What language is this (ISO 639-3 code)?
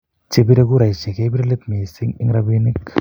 kln